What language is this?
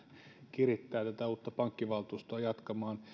Finnish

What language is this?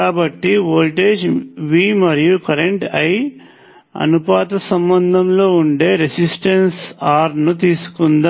Telugu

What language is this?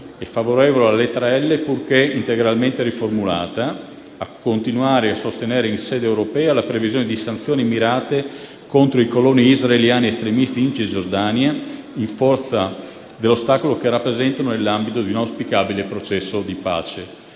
Italian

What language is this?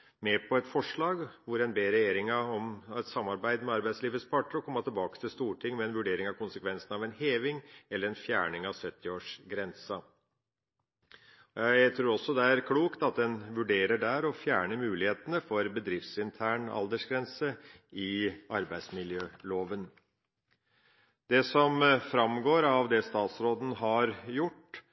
Norwegian Bokmål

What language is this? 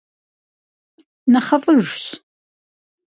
Kabardian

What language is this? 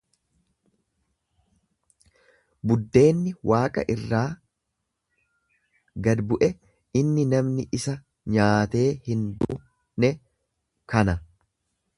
Oromo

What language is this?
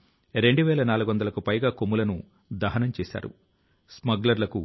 Telugu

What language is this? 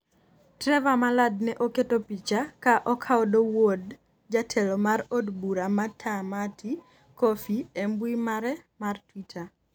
Luo (Kenya and Tanzania)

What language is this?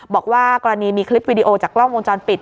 Thai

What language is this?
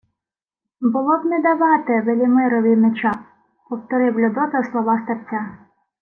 Ukrainian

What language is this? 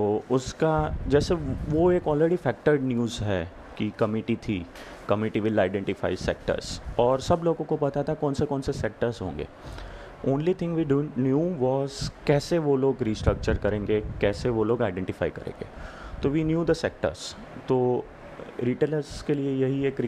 Hindi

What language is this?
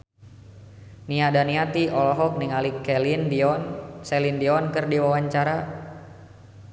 Sundanese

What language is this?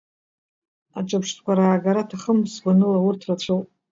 Abkhazian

